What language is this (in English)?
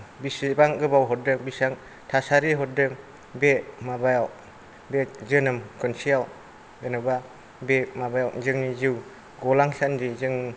Bodo